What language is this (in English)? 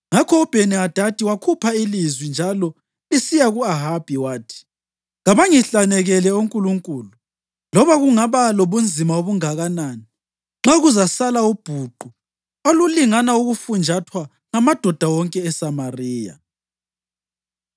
North Ndebele